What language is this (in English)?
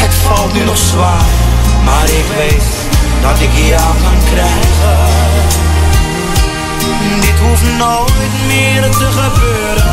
Dutch